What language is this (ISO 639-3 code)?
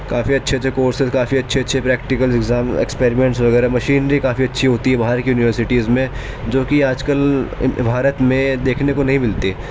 urd